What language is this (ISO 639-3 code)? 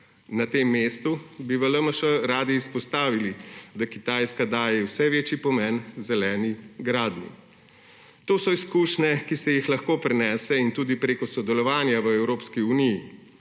slv